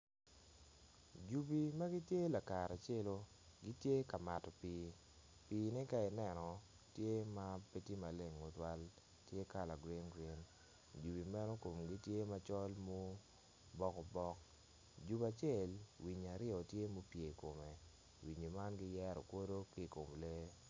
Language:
Acoli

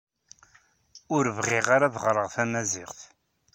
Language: Kabyle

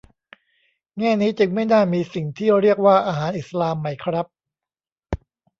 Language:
Thai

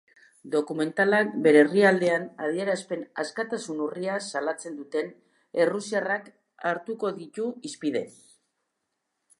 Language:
Basque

